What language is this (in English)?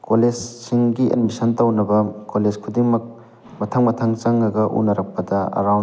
Manipuri